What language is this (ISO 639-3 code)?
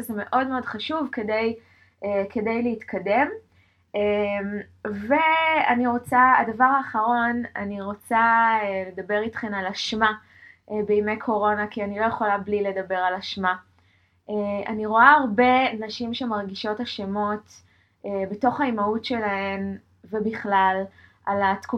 heb